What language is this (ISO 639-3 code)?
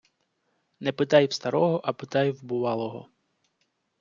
ukr